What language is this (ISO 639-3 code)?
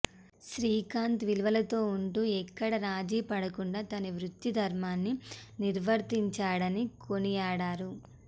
tel